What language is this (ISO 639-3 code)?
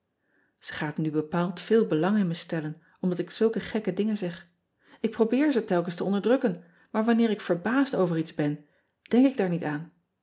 nld